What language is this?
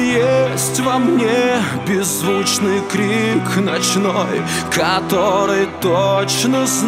Russian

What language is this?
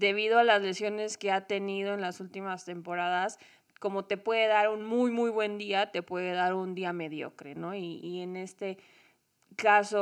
Spanish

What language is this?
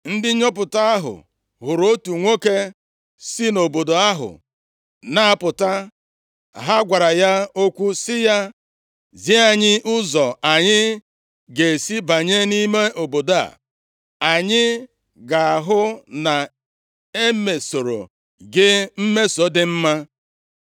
Igbo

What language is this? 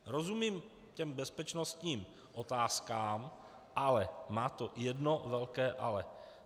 Czech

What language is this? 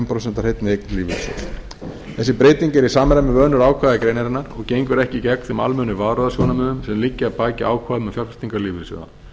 Icelandic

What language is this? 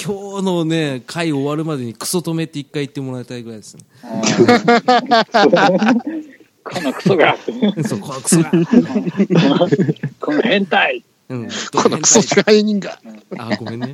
Japanese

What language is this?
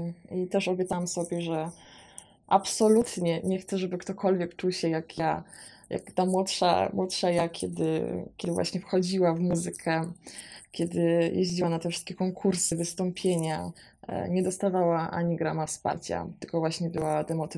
Polish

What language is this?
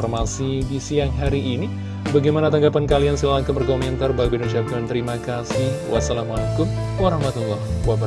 Indonesian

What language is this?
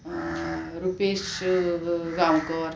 Konkani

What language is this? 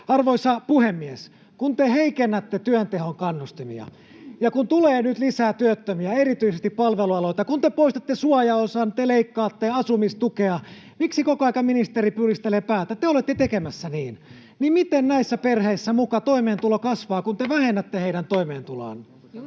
Finnish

